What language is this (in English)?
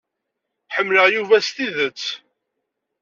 Kabyle